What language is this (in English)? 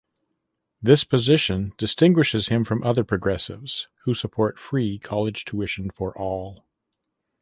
English